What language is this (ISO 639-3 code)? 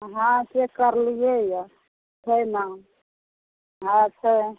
mai